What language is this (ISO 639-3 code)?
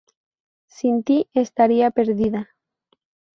spa